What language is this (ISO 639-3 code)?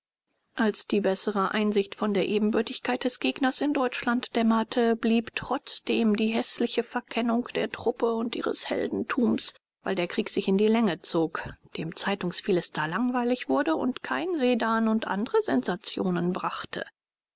deu